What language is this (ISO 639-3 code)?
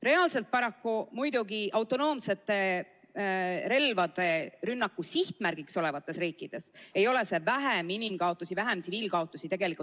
est